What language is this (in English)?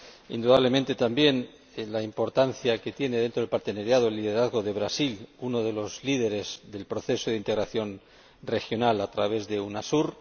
Spanish